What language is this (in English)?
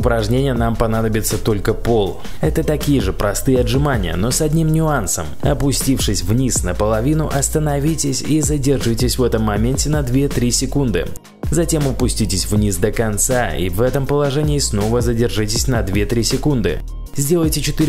Russian